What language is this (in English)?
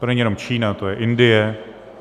Czech